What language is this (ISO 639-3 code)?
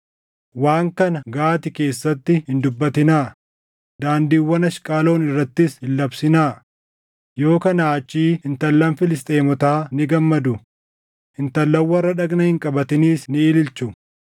orm